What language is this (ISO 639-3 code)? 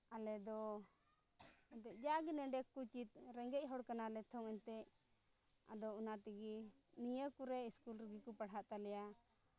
sat